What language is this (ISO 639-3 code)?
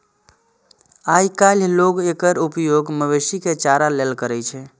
mai